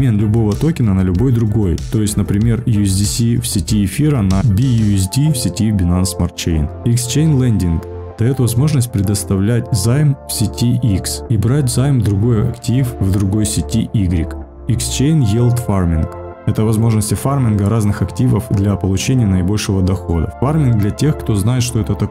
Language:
Russian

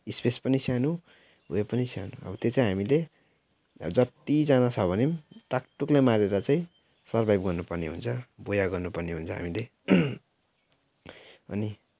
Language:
Nepali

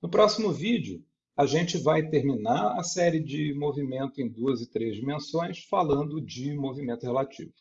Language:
Portuguese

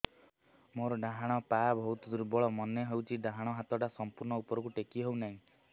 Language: Odia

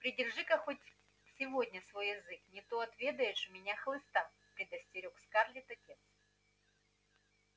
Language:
Russian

